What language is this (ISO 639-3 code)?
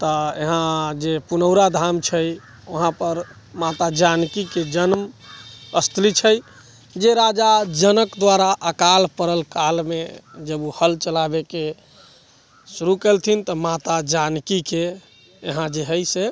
mai